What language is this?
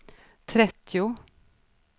Swedish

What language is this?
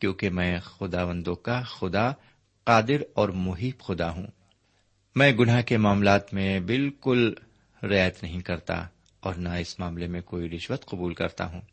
Urdu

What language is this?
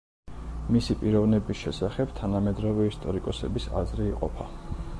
Georgian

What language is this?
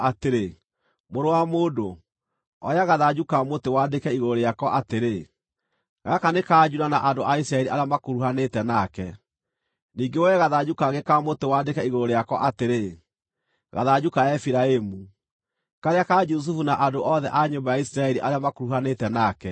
Kikuyu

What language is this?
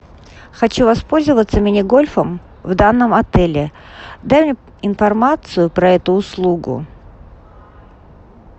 Russian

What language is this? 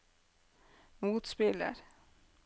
Norwegian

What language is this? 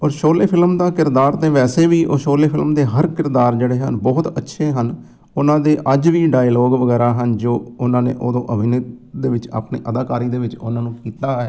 Punjabi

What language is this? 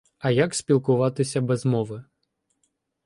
Ukrainian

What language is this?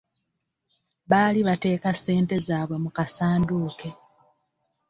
Ganda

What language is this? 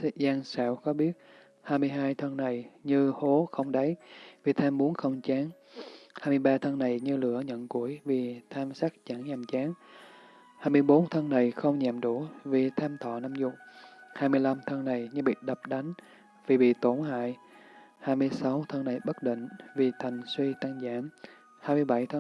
Vietnamese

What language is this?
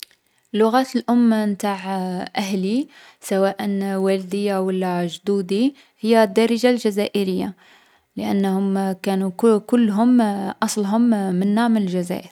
Algerian Arabic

